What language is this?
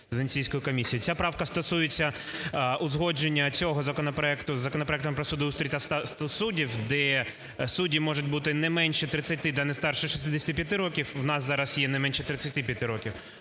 Ukrainian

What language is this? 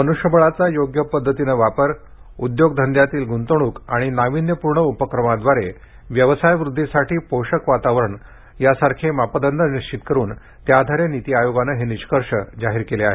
Marathi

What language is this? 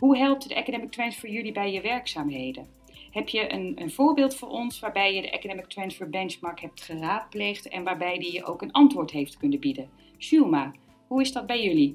Dutch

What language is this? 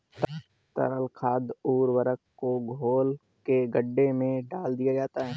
Hindi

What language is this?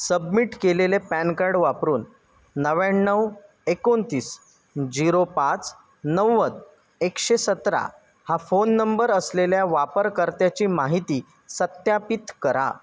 Marathi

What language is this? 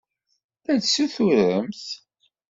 Kabyle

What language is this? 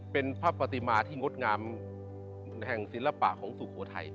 Thai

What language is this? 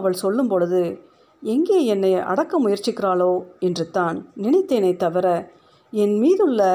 Tamil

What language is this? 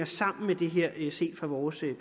Danish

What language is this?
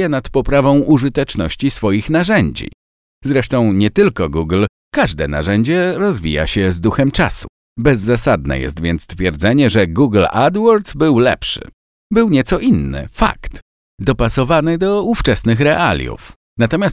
Polish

